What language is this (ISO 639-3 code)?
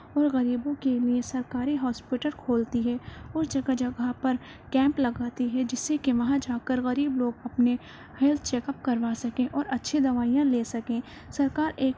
urd